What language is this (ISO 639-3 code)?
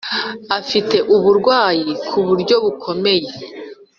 kin